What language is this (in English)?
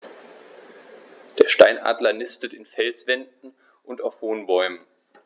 German